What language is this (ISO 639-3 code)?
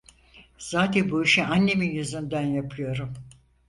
tur